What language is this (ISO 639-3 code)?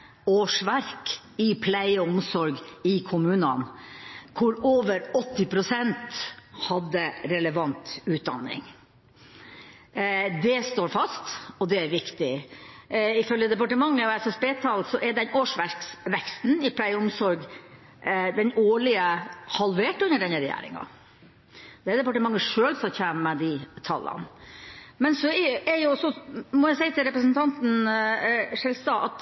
nob